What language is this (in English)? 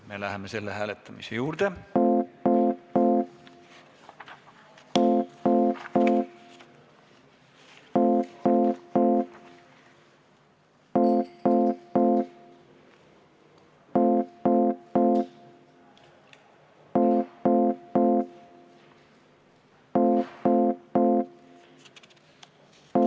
Estonian